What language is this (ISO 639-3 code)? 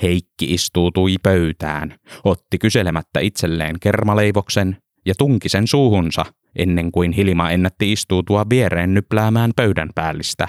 fin